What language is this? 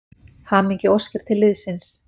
Icelandic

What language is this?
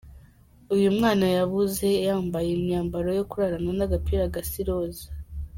Kinyarwanda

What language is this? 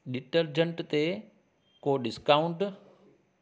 Sindhi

